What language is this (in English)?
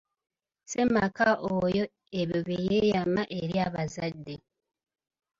Ganda